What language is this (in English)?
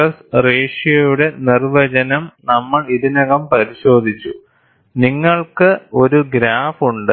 Malayalam